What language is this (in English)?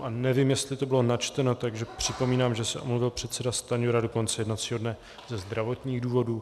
Czech